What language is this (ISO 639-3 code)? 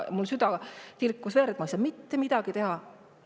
est